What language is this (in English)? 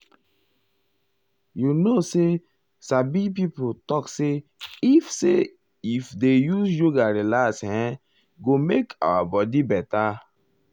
Nigerian Pidgin